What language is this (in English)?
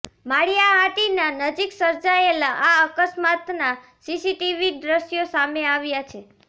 Gujarati